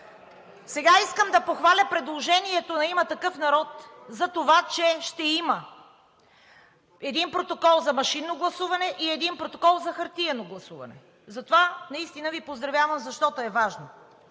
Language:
Bulgarian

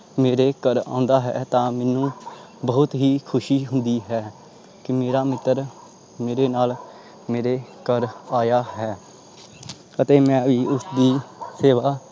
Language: Punjabi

